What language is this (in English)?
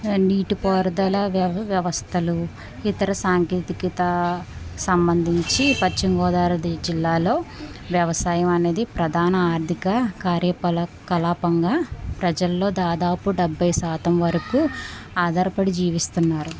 Telugu